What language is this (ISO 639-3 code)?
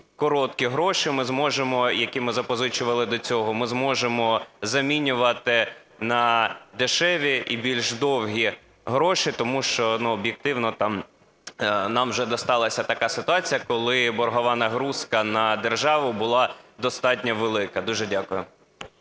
ukr